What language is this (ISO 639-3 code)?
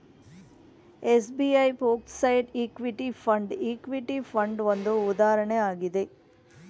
kan